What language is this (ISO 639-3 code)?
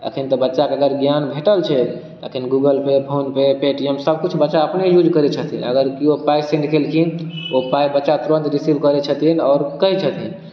mai